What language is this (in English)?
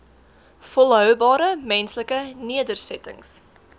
Afrikaans